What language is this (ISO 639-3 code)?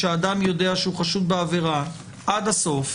heb